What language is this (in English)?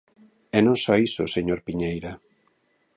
Galician